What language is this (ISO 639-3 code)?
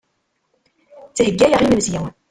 kab